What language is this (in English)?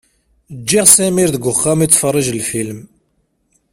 Kabyle